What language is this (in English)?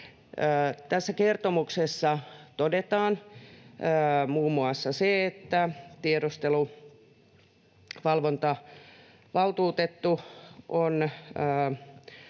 Finnish